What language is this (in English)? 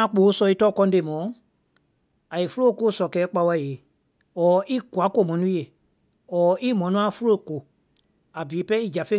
Vai